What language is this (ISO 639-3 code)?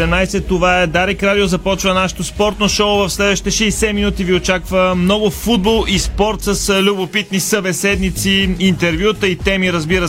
bul